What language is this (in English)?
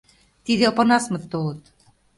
Mari